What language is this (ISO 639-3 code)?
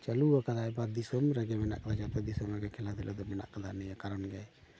sat